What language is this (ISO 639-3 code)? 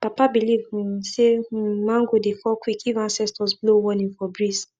pcm